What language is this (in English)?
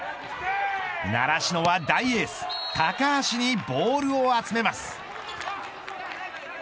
Japanese